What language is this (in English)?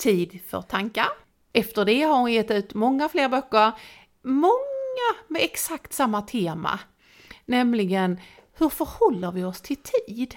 Swedish